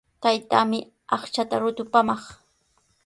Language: Sihuas Ancash Quechua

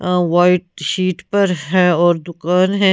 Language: Hindi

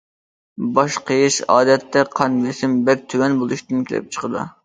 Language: Uyghur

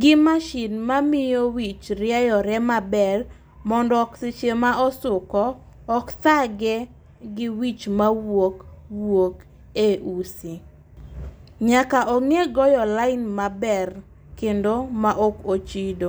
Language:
Luo (Kenya and Tanzania)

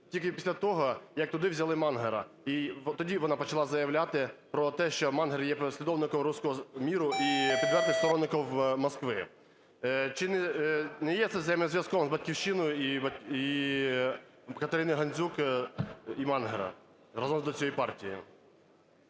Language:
Ukrainian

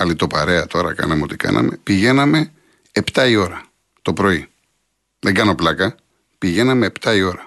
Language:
Greek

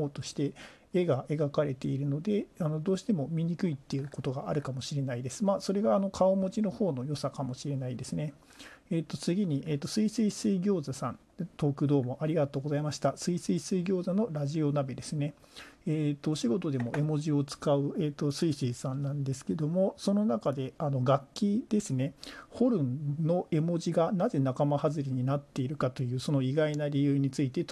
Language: Japanese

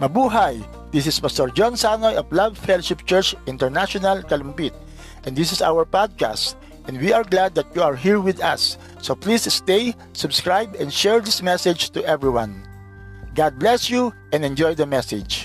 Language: Filipino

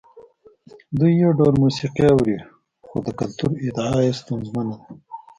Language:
Pashto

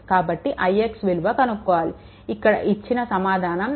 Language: Telugu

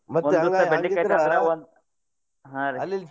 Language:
Kannada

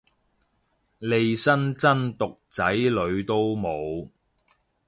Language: Cantonese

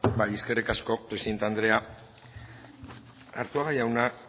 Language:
Basque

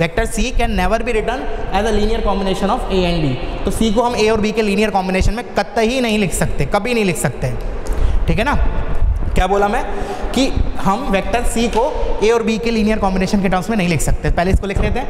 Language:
Hindi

